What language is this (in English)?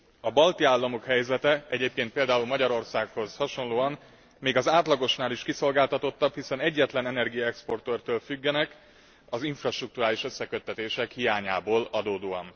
Hungarian